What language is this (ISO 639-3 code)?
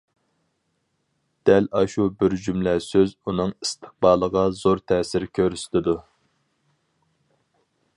uig